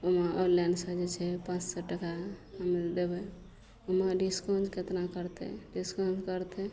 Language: Maithili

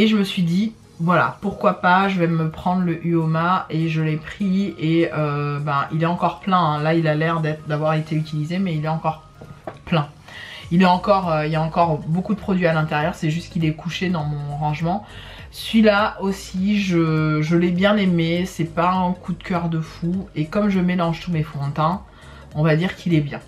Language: French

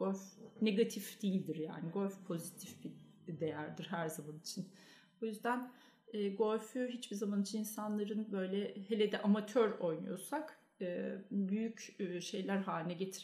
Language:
Turkish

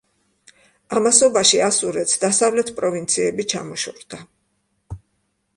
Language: Georgian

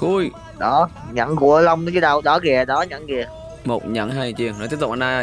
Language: Vietnamese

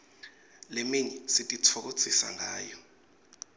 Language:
Swati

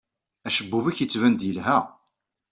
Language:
Kabyle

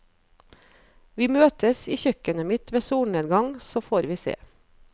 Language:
Norwegian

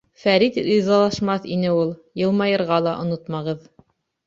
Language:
Bashkir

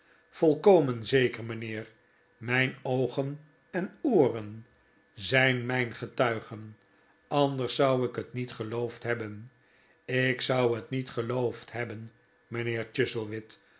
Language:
Dutch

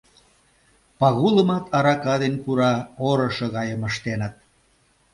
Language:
Mari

